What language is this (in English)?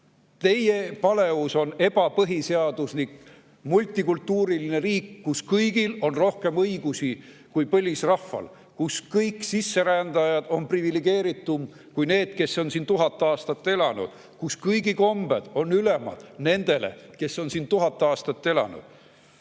Estonian